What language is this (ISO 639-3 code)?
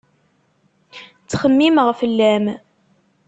kab